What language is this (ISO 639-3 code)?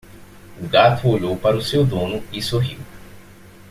por